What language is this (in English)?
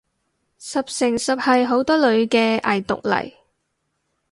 Cantonese